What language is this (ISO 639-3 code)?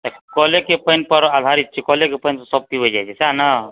mai